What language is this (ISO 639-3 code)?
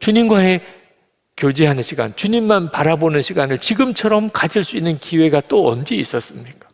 kor